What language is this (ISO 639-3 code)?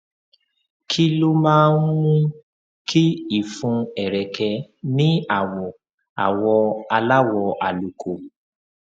yor